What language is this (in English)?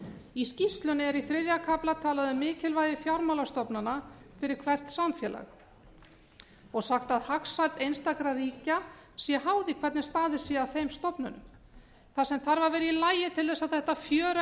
Icelandic